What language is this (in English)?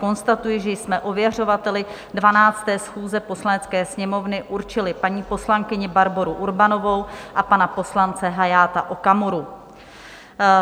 Czech